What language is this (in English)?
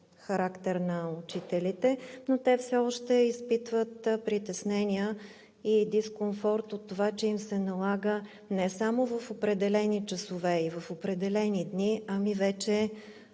Bulgarian